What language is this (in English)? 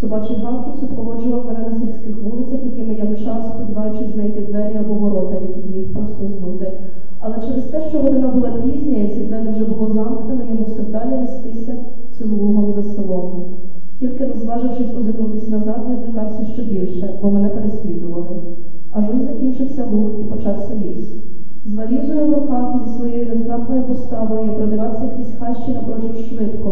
Ukrainian